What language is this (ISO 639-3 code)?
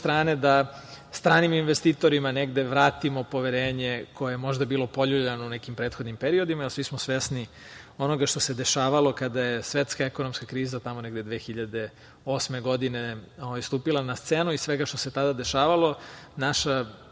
srp